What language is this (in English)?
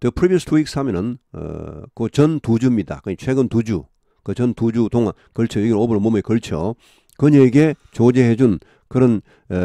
Korean